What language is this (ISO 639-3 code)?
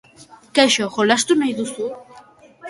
eus